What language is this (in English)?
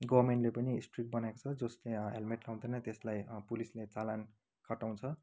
Nepali